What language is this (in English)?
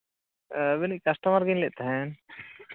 Santali